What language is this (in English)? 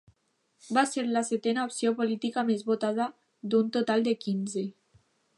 Catalan